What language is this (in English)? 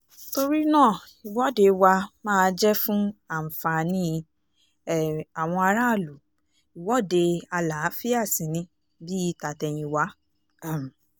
Yoruba